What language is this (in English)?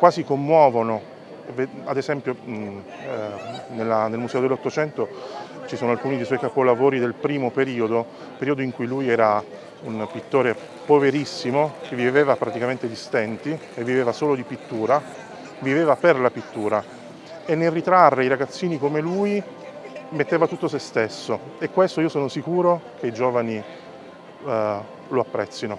Italian